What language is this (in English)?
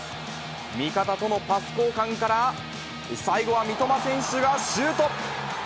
Japanese